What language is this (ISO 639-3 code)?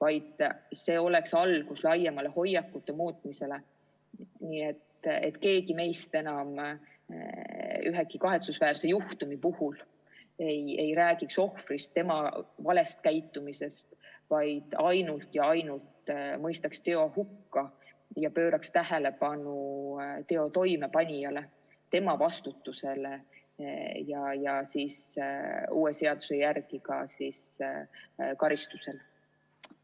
est